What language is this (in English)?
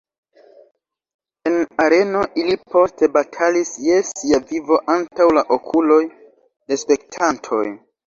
Esperanto